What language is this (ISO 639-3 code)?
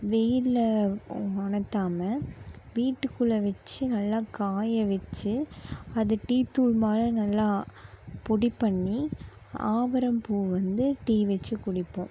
tam